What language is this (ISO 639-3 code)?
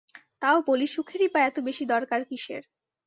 ben